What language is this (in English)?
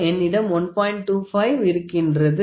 Tamil